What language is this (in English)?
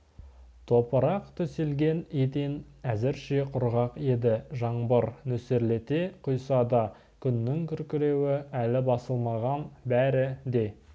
Kazakh